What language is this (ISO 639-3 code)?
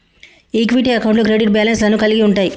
tel